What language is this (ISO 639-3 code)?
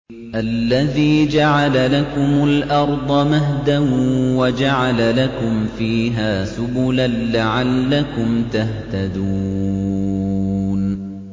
ara